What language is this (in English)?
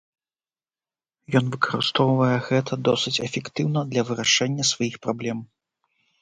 Belarusian